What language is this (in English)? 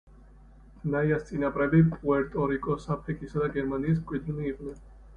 Georgian